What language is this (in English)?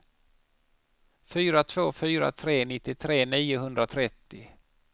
Swedish